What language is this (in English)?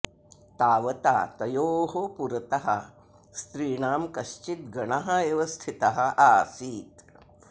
Sanskrit